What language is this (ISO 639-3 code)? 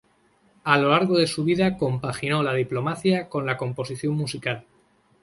spa